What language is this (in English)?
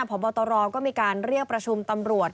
Thai